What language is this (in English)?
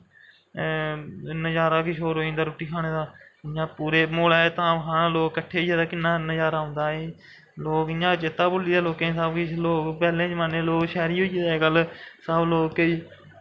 Dogri